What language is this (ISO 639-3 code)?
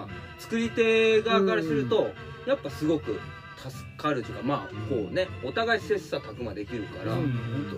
jpn